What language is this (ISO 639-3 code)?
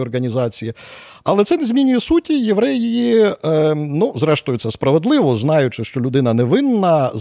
ukr